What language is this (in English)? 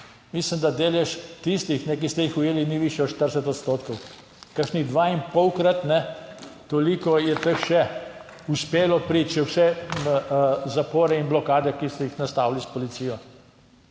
Slovenian